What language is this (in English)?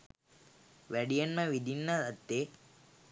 Sinhala